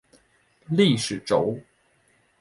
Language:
Chinese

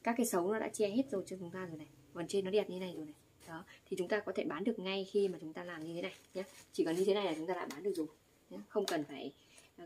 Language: Vietnamese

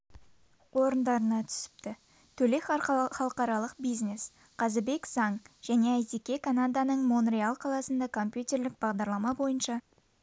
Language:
Kazakh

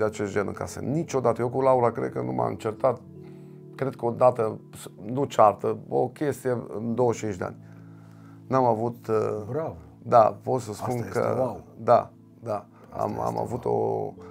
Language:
Romanian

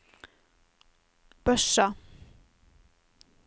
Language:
Norwegian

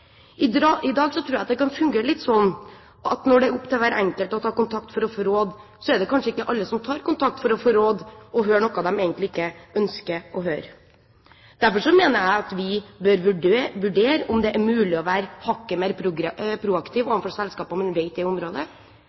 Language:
Norwegian Bokmål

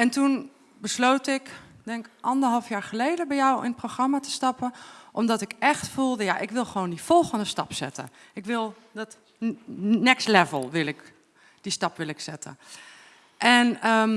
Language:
Dutch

